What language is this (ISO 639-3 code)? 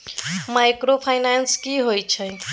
mai